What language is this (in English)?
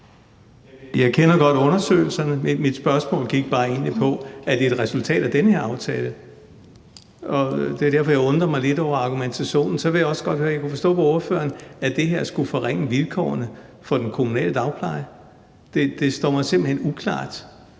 Danish